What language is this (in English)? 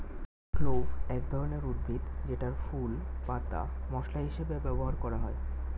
Bangla